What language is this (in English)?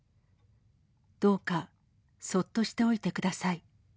Japanese